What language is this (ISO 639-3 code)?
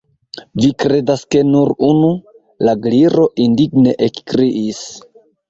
epo